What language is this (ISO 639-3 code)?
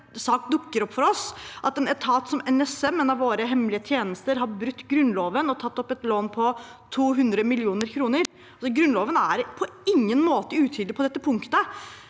nor